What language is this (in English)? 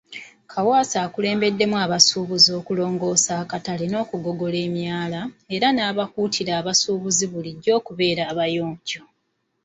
Ganda